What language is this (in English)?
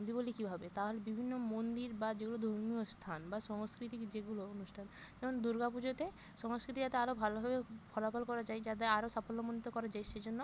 Bangla